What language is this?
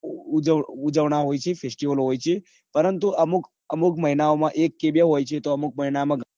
Gujarati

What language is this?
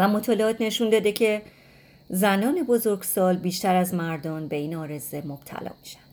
Persian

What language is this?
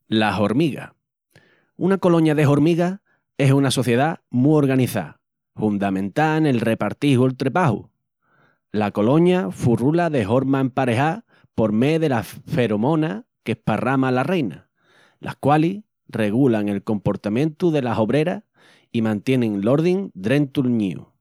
Extremaduran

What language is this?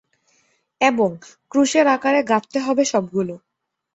Bangla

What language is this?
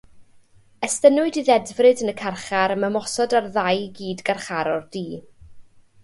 Welsh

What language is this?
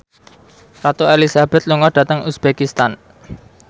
Javanese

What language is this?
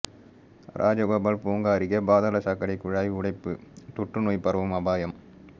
Tamil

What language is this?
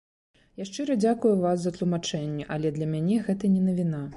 Belarusian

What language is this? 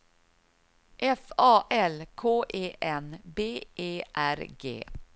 Swedish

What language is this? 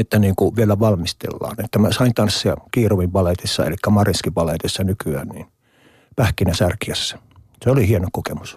Finnish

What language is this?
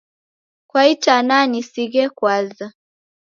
Taita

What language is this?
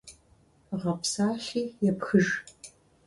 Kabardian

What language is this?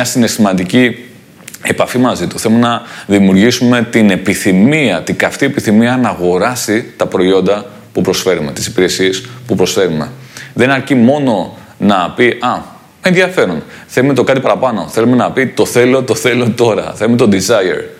Greek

